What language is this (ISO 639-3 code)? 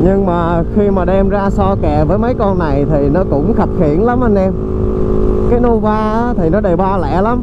vie